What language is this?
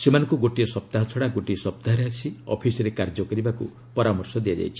Odia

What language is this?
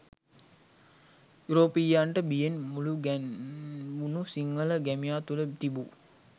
Sinhala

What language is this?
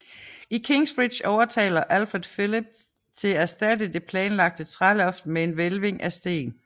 Danish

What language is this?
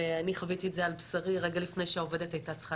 Hebrew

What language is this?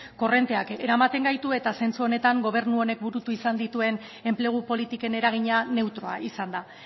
Basque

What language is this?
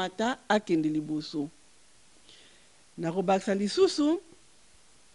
French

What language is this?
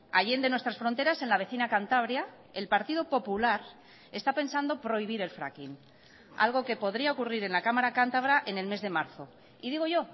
Spanish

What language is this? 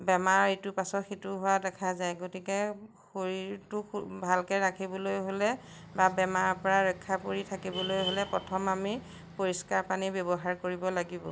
Assamese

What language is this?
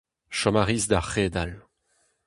Breton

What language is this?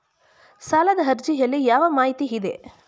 Kannada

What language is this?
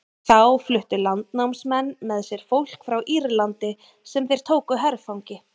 Icelandic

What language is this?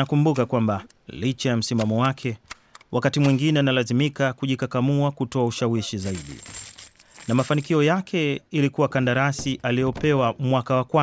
Swahili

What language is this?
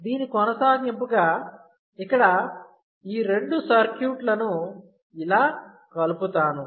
Telugu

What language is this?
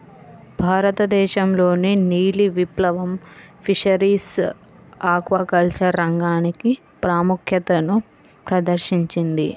Telugu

